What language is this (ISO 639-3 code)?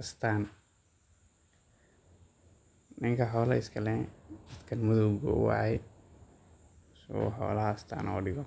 som